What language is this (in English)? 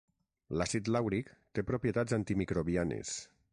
Catalan